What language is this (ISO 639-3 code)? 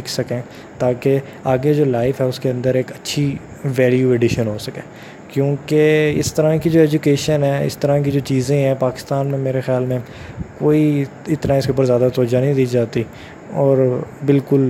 urd